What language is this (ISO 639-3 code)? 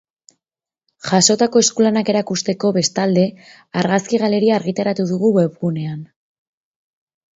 eus